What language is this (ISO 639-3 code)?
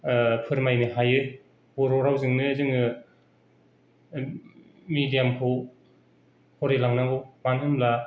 brx